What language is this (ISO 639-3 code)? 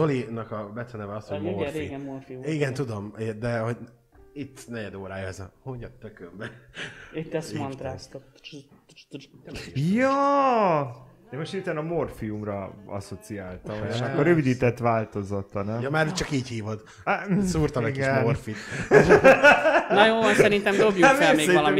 hun